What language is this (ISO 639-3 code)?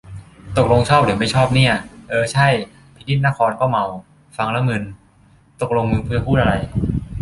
tha